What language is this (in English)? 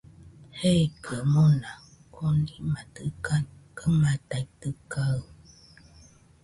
Nüpode Huitoto